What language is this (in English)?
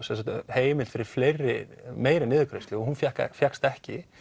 Icelandic